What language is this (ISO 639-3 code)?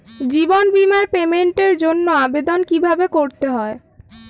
ben